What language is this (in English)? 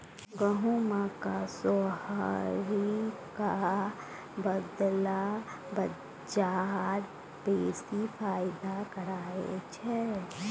Maithili